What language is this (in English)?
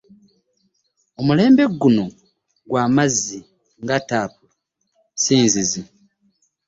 Ganda